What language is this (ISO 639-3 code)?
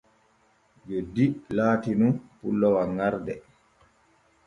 fue